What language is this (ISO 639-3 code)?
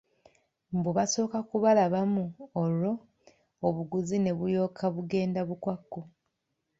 lug